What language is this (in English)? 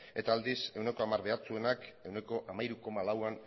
Basque